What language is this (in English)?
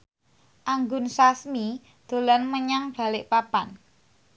Javanese